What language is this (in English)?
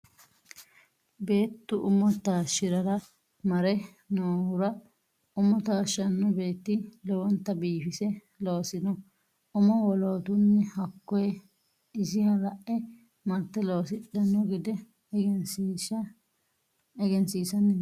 Sidamo